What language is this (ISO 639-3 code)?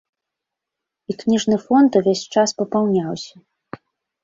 bel